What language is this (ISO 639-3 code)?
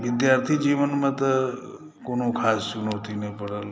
mai